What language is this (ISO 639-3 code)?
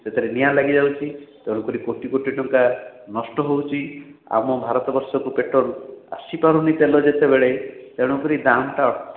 ori